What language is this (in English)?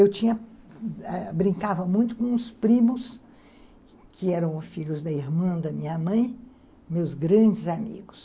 Portuguese